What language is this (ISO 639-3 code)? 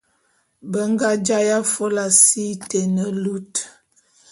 bum